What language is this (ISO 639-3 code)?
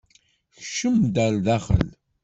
kab